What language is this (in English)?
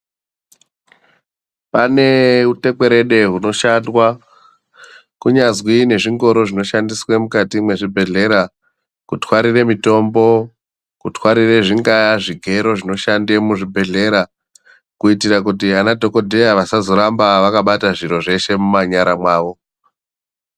Ndau